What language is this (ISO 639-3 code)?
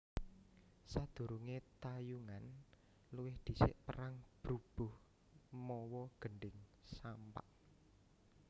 jav